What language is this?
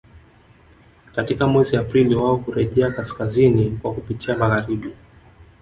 Swahili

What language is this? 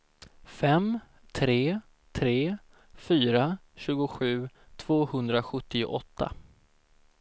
Swedish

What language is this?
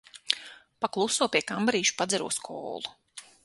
Latvian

